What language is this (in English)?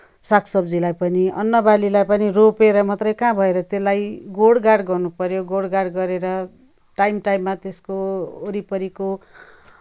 Nepali